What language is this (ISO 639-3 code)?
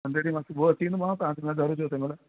snd